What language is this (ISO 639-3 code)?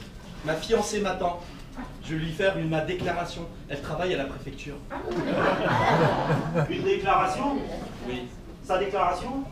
fra